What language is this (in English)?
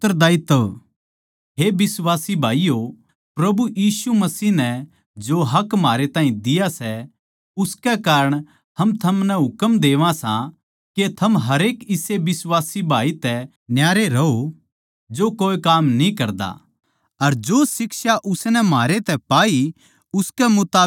Haryanvi